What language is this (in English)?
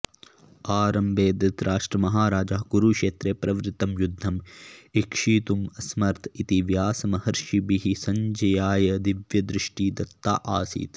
Sanskrit